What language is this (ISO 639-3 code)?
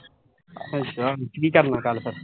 pan